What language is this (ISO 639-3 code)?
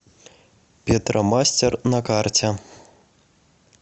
rus